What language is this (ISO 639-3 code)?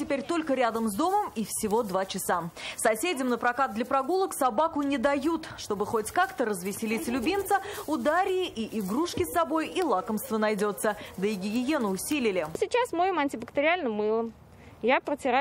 rus